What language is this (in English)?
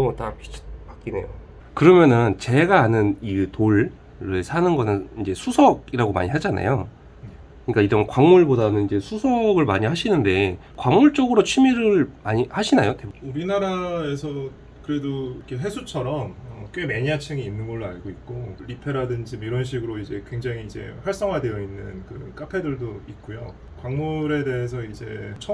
Korean